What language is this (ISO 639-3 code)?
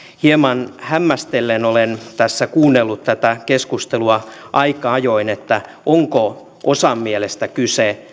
fin